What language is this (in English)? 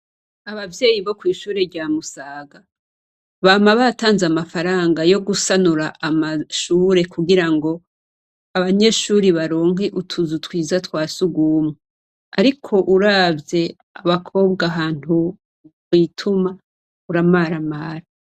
Rundi